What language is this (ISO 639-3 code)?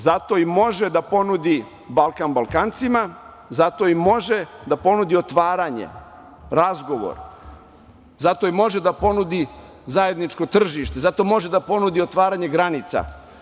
srp